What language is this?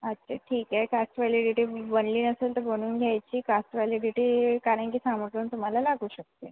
Marathi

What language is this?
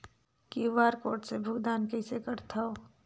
Chhattisgarhi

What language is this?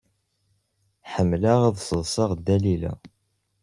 Kabyle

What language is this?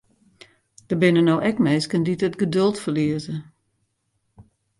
Western Frisian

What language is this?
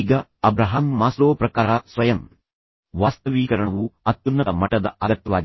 Kannada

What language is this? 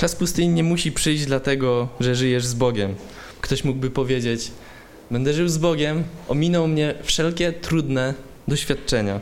Polish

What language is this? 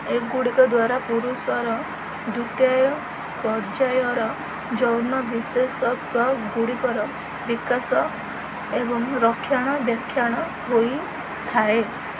Odia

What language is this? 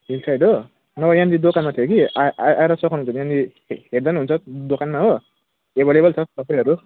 Nepali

